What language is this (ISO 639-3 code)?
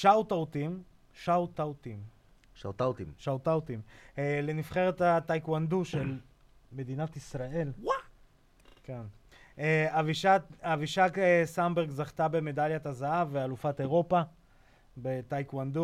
heb